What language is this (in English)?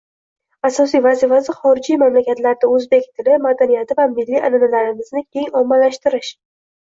Uzbek